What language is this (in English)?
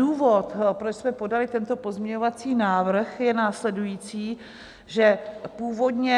Czech